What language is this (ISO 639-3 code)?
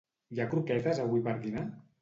cat